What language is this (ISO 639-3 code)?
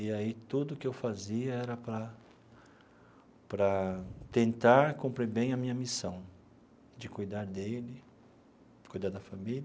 por